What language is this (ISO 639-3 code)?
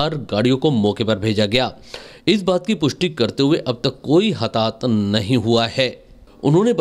hin